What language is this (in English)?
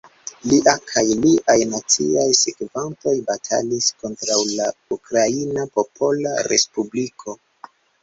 Esperanto